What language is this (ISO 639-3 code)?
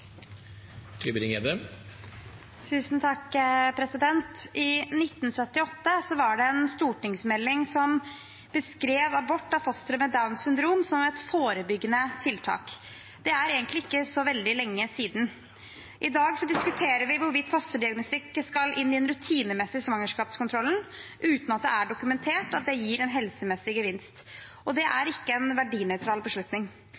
nob